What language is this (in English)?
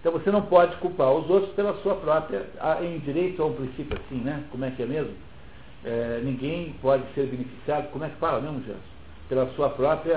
Portuguese